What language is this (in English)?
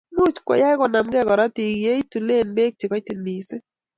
Kalenjin